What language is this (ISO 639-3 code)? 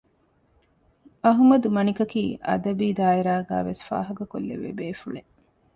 div